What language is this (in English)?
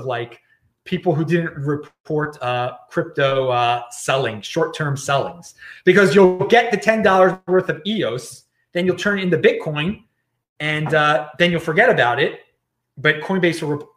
English